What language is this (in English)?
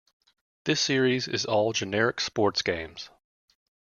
English